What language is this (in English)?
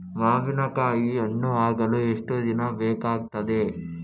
Kannada